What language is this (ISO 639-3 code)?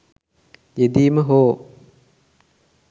sin